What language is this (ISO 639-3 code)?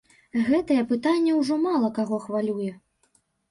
bel